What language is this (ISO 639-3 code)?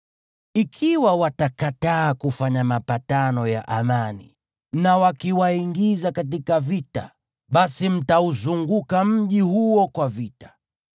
swa